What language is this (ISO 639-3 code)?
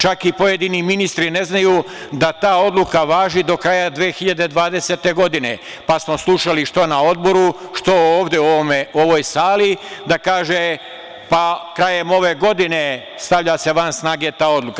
srp